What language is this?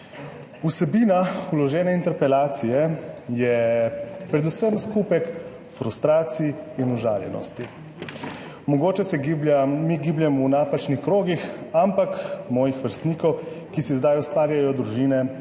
Slovenian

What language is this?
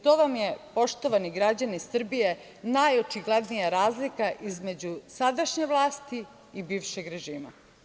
Serbian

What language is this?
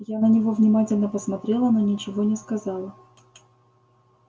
Russian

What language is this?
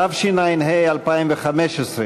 Hebrew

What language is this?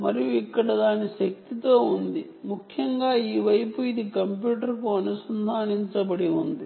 Telugu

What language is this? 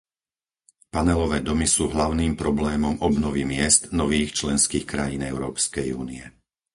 Slovak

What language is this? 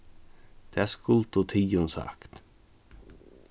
Faroese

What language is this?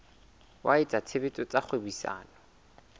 Southern Sotho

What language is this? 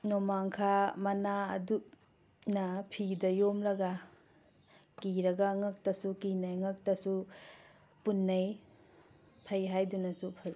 Manipuri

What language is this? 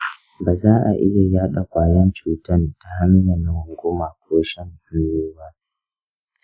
Hausa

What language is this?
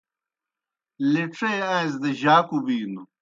Kohistani Shina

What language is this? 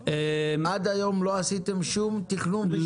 Hebrew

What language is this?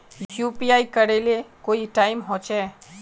Magahi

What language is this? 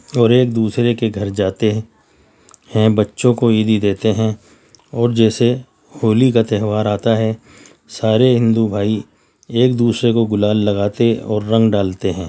Urdu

